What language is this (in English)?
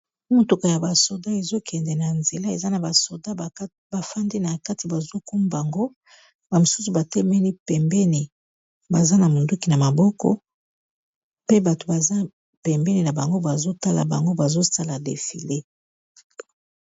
Lingala